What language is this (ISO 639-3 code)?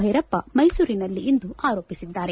kan